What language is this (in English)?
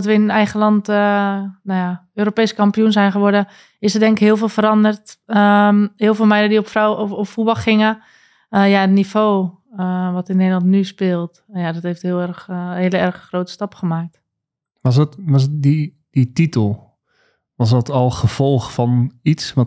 Dutch